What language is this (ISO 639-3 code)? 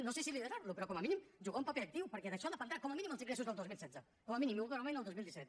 cat